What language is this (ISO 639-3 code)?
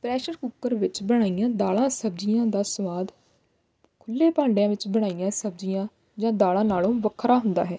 pan